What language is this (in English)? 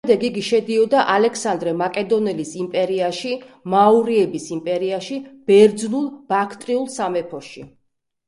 Georgian